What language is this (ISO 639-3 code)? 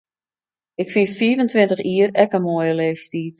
fry